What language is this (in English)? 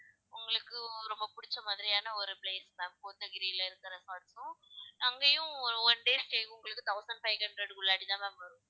Tamil